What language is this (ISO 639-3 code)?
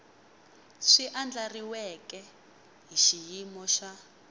tso